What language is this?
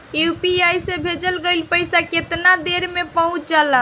Bhojpuri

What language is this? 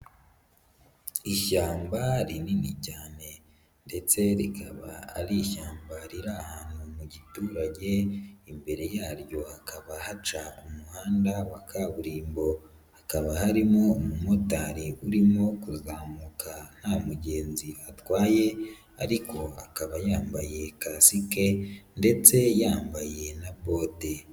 Kinyarwanda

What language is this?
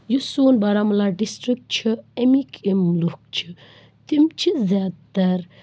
Kashmiri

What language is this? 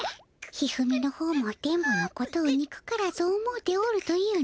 Japanese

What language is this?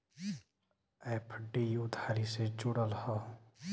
Bhojpuri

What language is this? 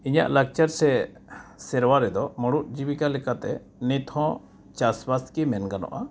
Santali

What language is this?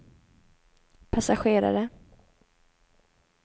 Swedish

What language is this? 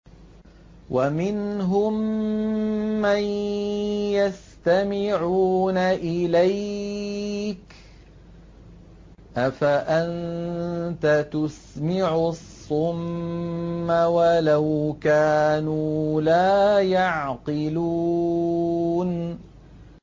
Arabic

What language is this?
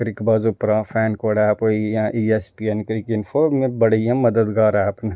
Dogri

